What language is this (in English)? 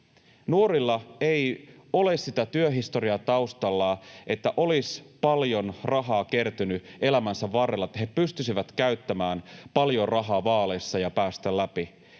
Finnish